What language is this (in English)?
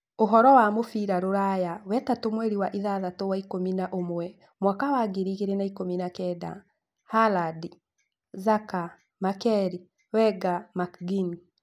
Kikuyu